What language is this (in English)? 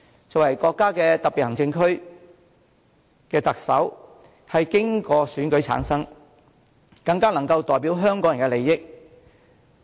Cantonese